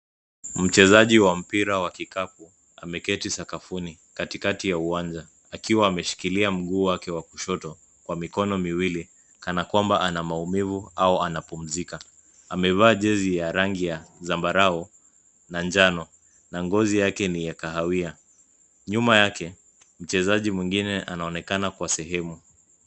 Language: Swahili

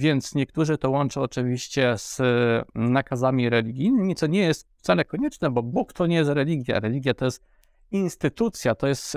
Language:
Polish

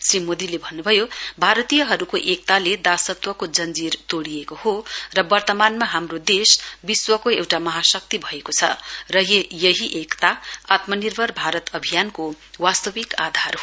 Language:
Nepali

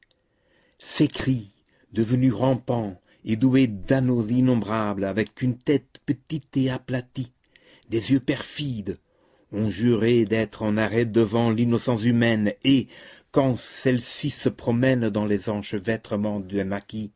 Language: French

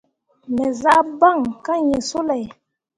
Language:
Mundang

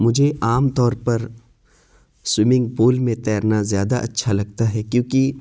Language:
Urdu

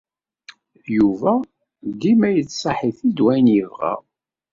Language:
Kabyle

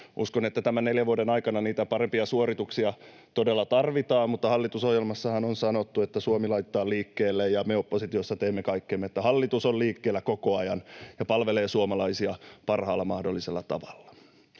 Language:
Finnish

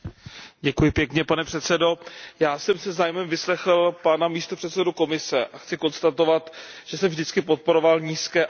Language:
Czech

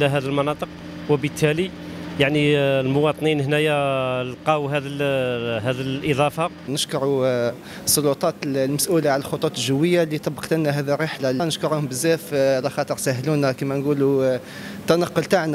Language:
Arabic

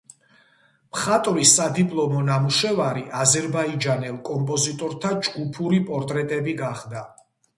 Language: Georgian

